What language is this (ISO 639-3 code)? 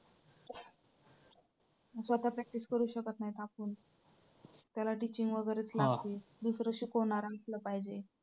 mar